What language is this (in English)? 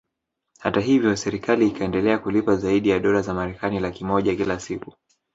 Swahili